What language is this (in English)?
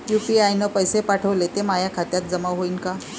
Marathi